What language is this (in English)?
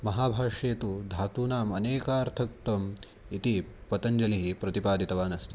Sanskrit